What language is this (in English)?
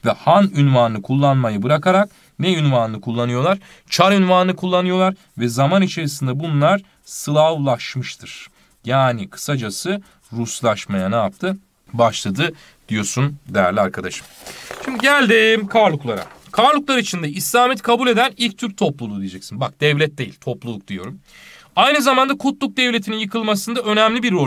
Turkish